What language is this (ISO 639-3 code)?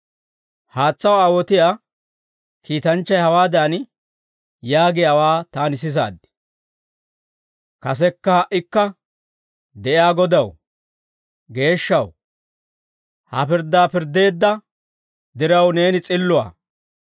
dwr